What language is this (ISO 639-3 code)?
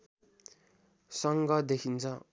nep